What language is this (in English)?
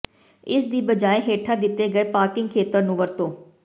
Punjabi